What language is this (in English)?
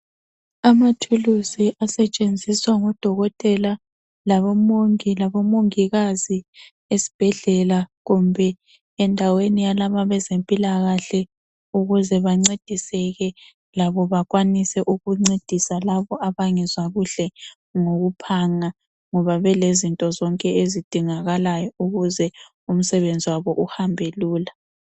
North Ndebele